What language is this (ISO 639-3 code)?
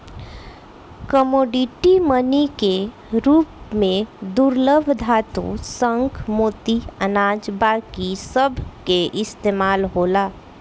bho